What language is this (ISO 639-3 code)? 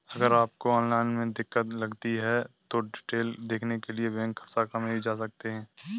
hin